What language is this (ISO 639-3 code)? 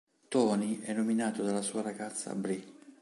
ita